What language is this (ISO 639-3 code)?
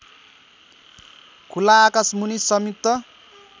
nep